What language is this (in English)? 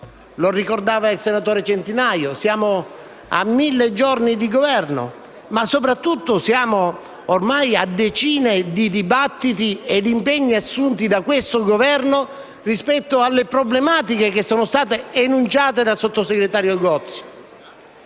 Italian